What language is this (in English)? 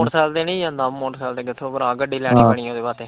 Punjabi